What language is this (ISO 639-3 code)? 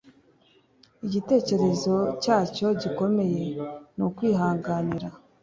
kin